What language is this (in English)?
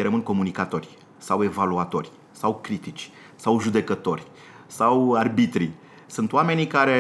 Romanian